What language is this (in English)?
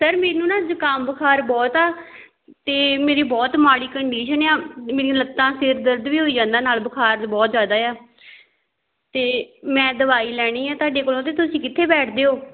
Punjabi